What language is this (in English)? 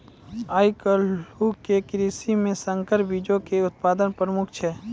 Maithili